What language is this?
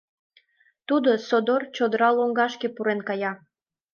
Mari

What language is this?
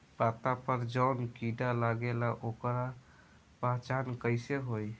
Bhojpuri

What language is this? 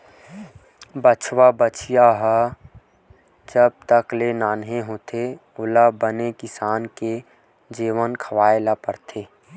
Chhattisgarhi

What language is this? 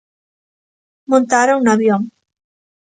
Galician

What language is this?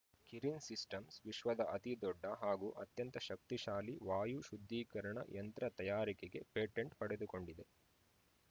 Kannada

